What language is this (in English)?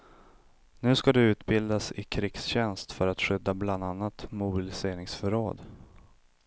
Swedish